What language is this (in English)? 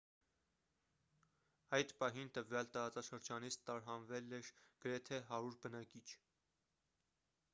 Armenian